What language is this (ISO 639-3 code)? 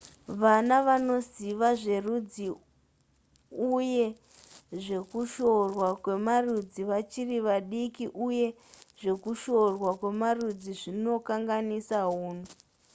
sna